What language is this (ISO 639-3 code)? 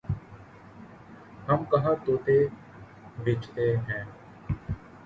urd